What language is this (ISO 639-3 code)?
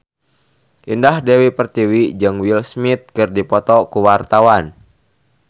sun